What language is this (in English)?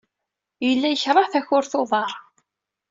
Kabyle